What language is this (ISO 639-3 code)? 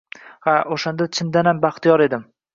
uzb